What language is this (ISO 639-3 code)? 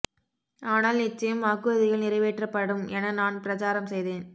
tam